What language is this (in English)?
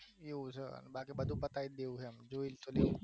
Gujarati